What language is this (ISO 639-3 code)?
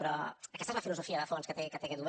cat